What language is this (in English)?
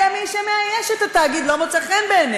Hebrew